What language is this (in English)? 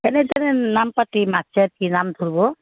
Assamese